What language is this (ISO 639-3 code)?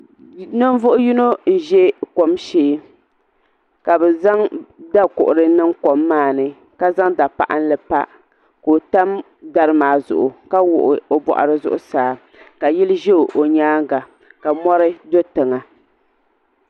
dag